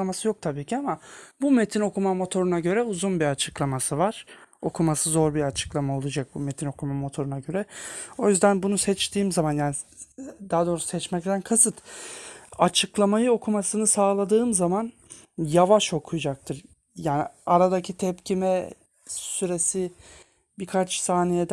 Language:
Turkish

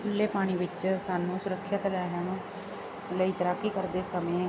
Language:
Punjabi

